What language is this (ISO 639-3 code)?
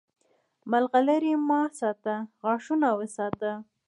pus